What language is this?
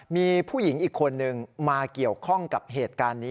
Thai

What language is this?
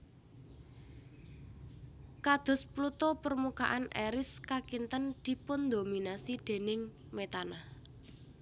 Javanese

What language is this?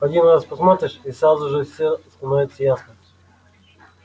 Russian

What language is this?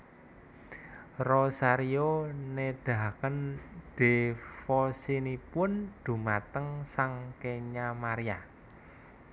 Javanese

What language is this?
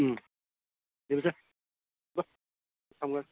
Manipuri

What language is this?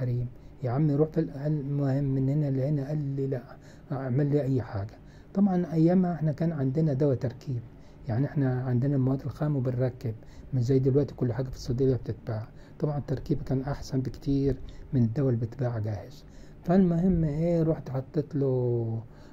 Arabic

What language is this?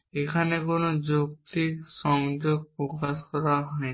Bangla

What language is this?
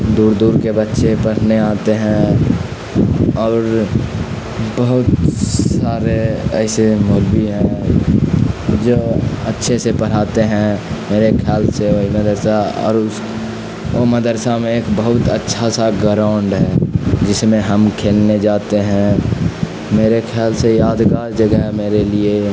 Urdu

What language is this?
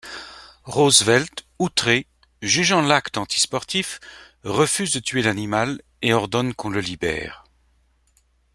French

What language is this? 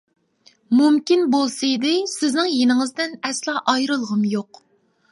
Uyghur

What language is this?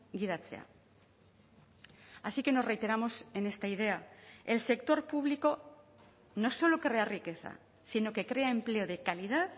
Spanish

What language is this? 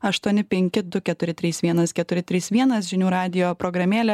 Lithuanian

